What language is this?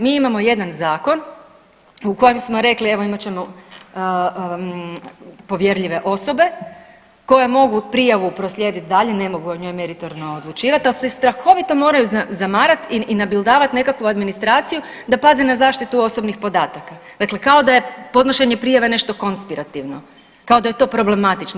Croatian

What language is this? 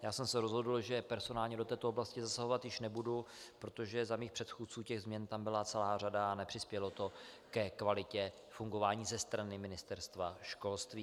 Czech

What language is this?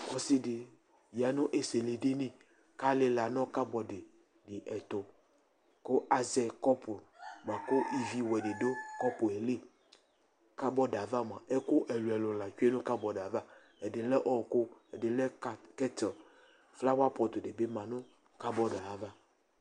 Ikposo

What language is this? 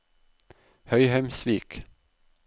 Norwegian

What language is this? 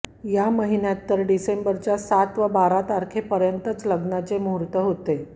Marathi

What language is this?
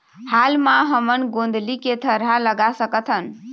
Chhattisgarhi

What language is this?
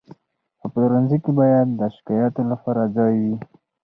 Pashto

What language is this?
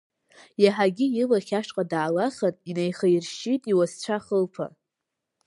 Abkhazian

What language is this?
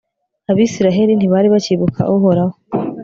Kinyarwanda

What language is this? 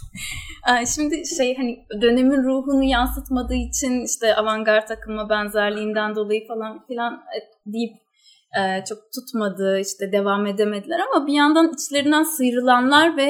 Turkish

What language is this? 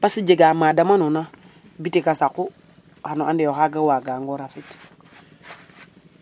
Serer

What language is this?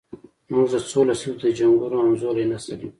Pashto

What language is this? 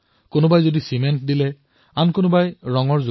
Assamese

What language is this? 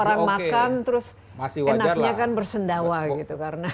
Indonesian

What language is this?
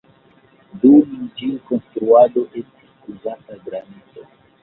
Esperanto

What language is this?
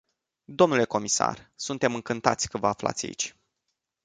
Romanian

